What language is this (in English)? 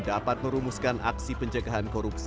Indonesian